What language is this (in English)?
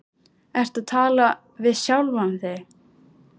Icelandic